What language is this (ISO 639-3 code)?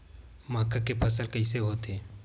hne